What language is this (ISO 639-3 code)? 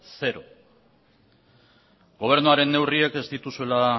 eus